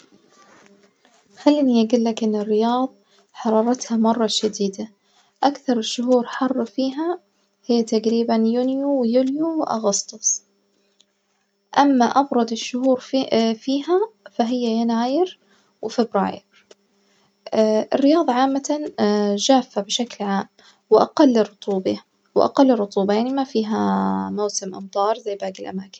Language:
Najdi Arabic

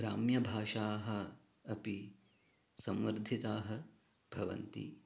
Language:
Sanskrit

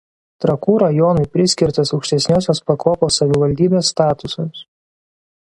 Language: Lithuanian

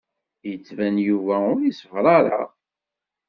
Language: Kabyle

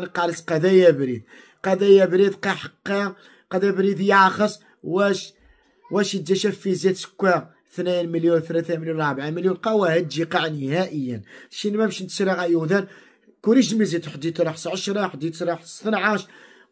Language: Arabic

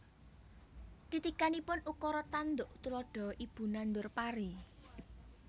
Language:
Javanese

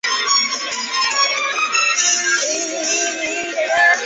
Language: Chinese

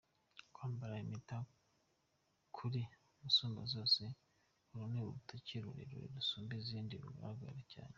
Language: Kinyarwanda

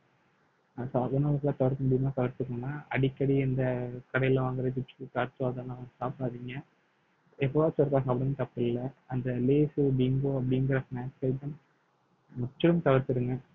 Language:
Tamil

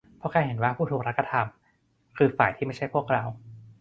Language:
Thai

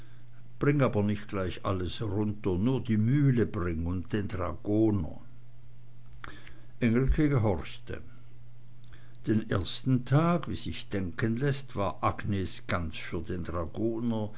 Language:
German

